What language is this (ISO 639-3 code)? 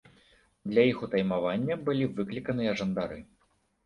bel